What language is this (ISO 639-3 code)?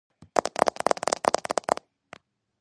kat